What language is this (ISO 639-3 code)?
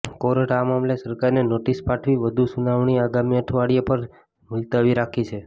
guj